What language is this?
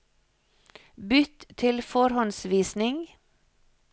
Norwegian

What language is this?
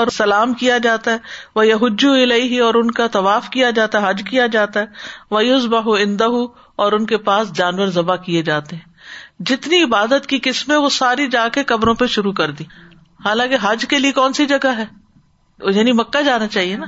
Urdu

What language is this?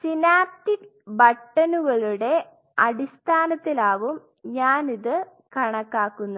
Malayalam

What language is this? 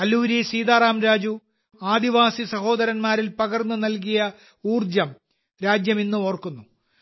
Malayalam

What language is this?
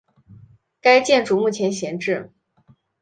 Chinese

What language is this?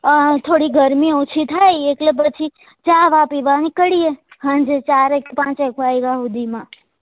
Gujarati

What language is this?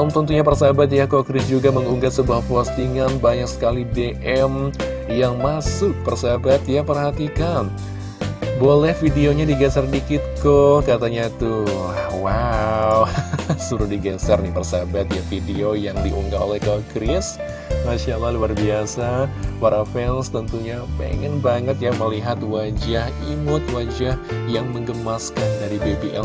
Indonesian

